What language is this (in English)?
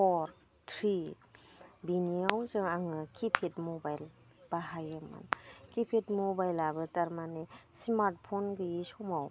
Bodo